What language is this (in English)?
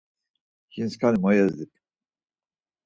Laz